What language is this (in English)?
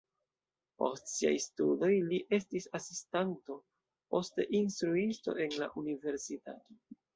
Esperanto